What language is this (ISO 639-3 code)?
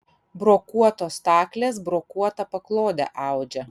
lit